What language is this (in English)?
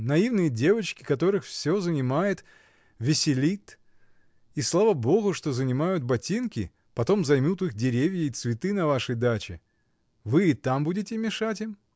Russian